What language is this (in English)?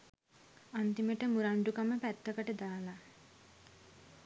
Sinhala